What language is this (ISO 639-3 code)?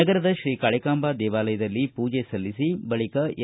kan